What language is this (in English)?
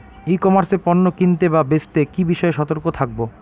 Bangla